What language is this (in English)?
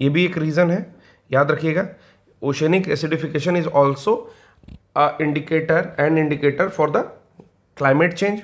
Hindi